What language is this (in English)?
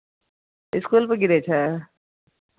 Maithili